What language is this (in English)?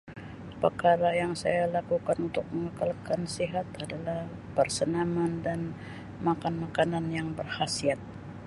Sabah Malay